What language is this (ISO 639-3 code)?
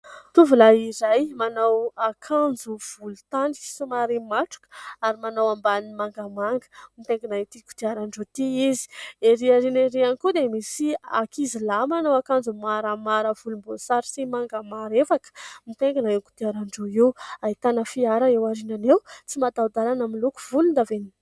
mlg